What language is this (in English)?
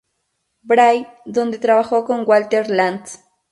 Spanish